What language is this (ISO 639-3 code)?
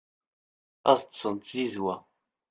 kab